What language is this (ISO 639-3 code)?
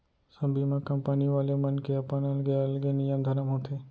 hne